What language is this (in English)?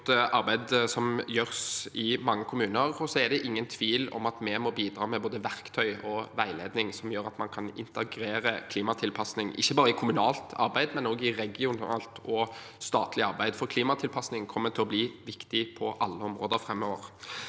Norwegian